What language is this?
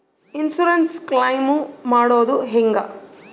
Kannada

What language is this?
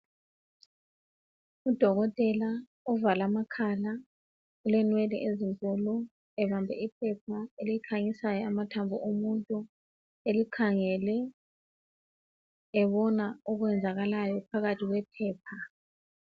North Ndebele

